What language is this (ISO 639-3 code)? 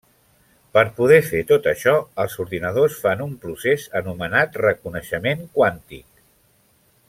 cat